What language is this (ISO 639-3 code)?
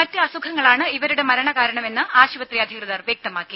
mal